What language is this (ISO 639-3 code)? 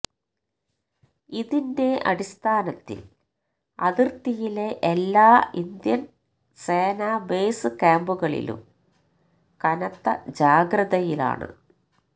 mal